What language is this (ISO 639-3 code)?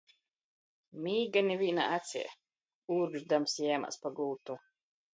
ltg